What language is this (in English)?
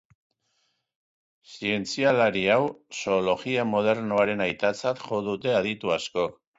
Basque